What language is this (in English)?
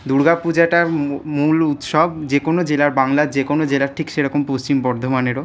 Bangla